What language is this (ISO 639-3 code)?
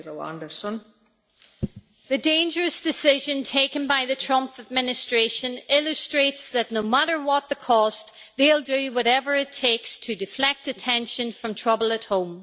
eng